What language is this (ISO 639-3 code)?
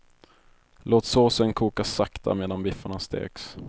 swe